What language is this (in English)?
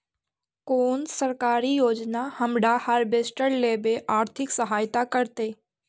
Magahi